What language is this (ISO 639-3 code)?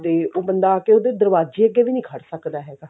pan